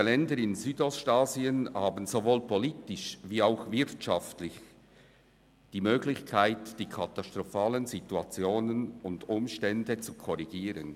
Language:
Swiss German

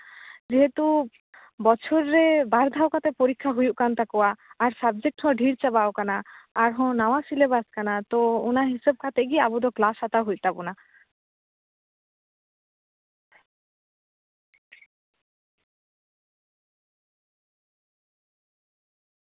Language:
Santali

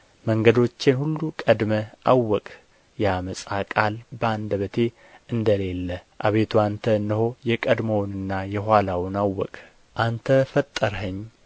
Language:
Amharic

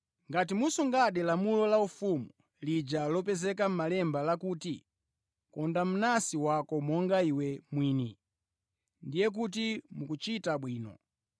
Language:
Nyanja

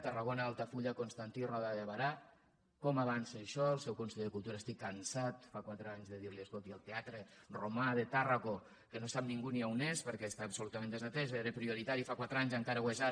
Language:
Catalan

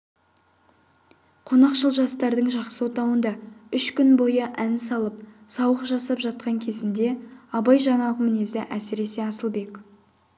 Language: Kazakh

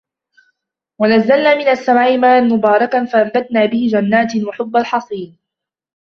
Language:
Arabic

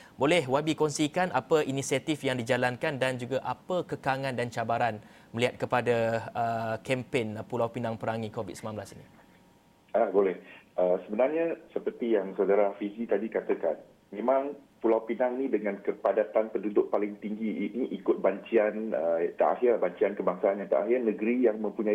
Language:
Malay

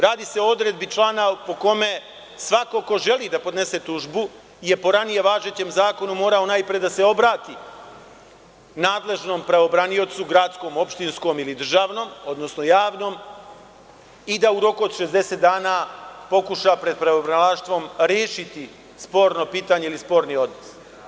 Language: Serbian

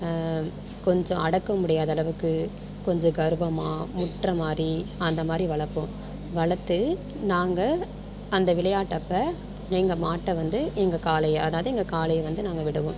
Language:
Tamil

